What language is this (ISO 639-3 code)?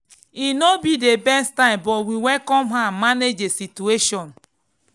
pcm